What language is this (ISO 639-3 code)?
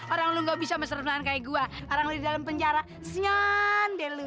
ind